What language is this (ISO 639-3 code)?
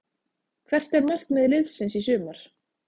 isl